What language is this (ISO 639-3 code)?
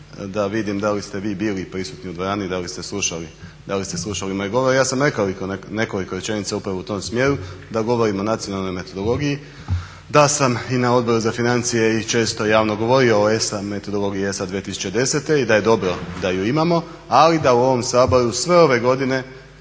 hrv